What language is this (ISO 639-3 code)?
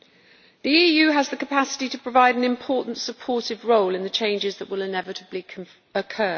eng